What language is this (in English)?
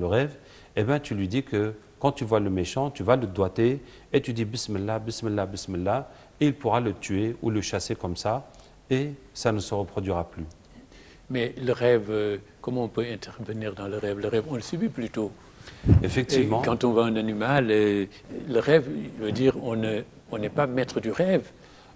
French